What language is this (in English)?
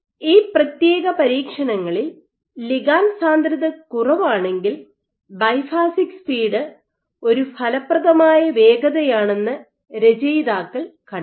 Malayalam